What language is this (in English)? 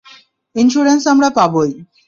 Bangla